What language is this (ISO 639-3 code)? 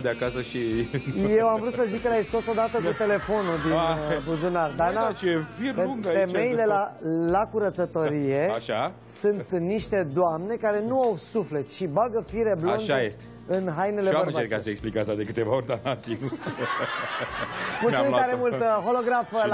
ron